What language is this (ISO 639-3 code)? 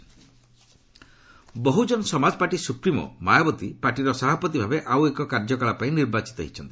ori